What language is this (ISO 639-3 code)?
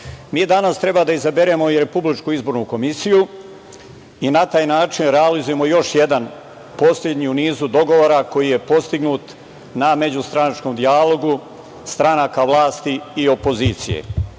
srp